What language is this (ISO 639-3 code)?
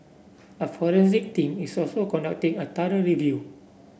eng